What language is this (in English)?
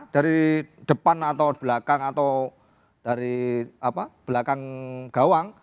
Indonesian